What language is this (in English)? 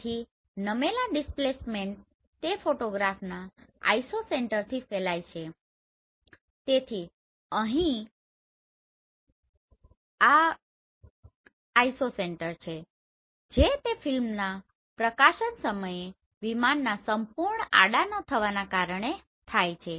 Gujarati